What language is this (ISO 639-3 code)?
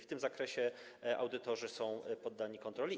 pol